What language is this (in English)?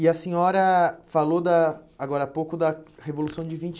Portuguese